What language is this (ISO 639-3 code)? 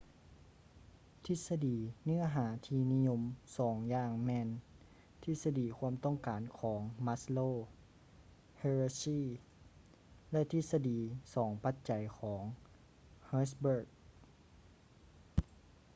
lao